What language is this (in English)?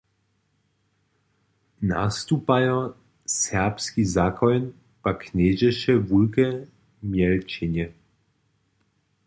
Upper Sorbian